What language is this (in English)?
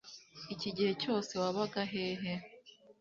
Kinyarwanda